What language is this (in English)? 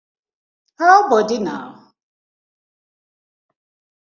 Nigerian Pidgin